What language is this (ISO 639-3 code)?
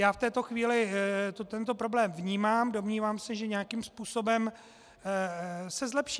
ces